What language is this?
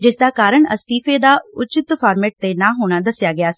Punjabi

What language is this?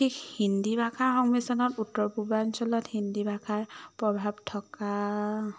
Assamese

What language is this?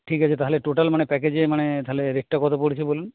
Bangla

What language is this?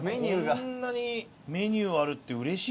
Japanese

